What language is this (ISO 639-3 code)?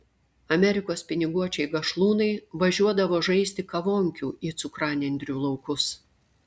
lit